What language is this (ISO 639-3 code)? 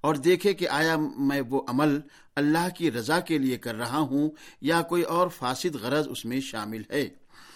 urd